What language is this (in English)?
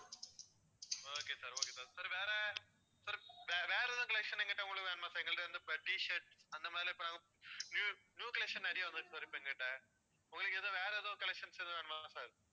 Tamil